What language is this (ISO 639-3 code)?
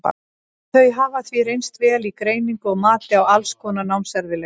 isl